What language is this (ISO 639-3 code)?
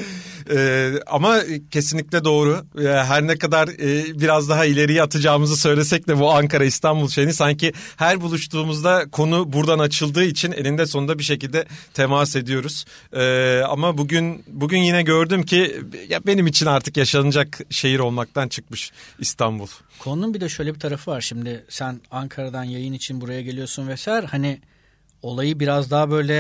tur